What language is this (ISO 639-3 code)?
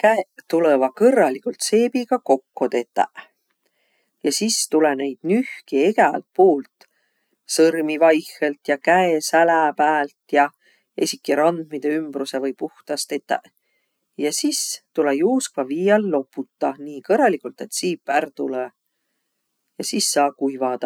vro